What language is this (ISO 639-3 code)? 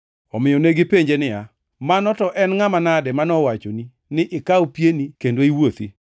luo